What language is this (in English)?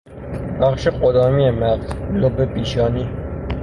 Persian